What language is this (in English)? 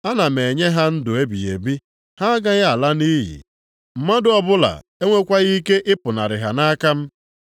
Igbo